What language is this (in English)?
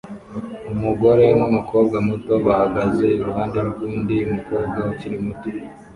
Kinyarwanda